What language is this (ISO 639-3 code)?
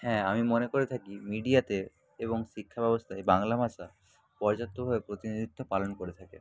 ben